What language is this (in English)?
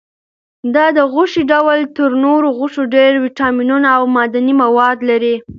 Pashto